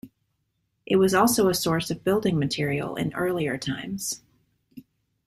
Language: English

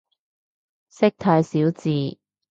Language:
Cantonese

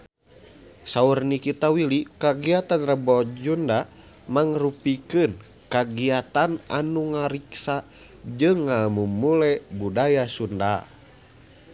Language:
Sundanese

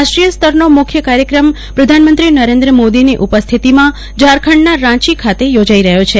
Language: Gujarati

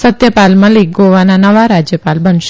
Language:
Gujarati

